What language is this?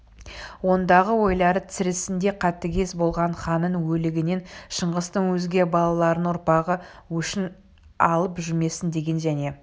Kazakh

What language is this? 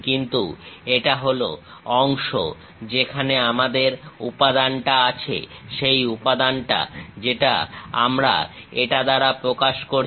Bangla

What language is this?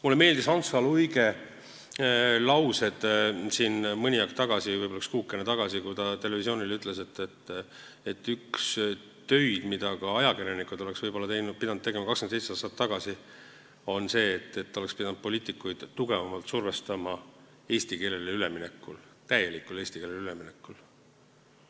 Estonian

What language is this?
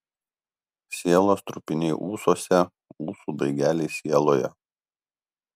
Lithuanian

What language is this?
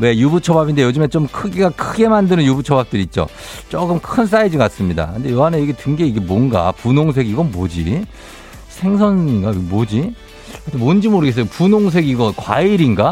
Korean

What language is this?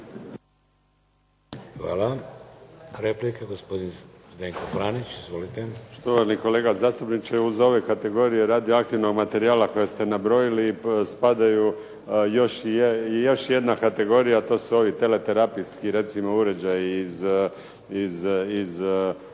Croatian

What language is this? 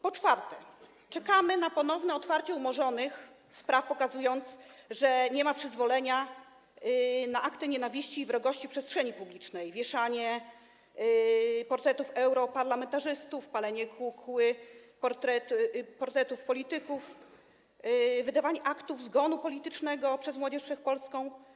Polish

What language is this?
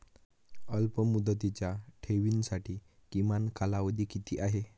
Marathi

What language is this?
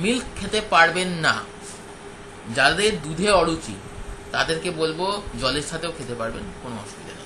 Hindi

